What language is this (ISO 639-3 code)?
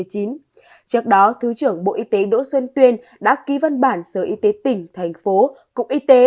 vie